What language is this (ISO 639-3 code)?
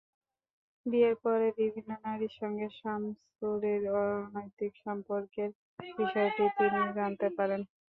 ben